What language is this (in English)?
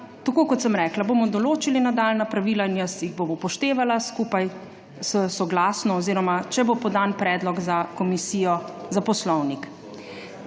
Slovenian